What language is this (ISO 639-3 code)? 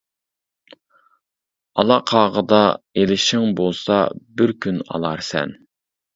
uig